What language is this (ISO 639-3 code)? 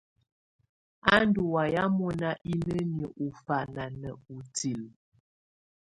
tvu